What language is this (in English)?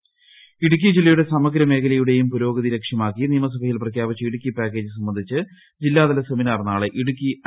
Malayalam